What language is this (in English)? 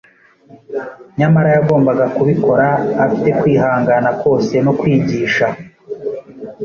Kinyarwanda